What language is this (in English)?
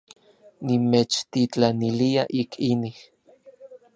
Orizaba Nahuatl